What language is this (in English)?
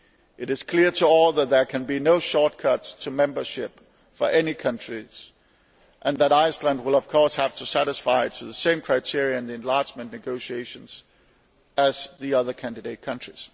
English